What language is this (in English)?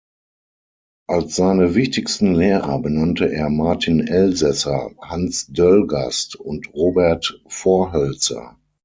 German